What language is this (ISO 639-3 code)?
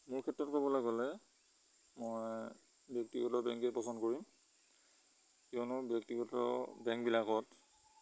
asm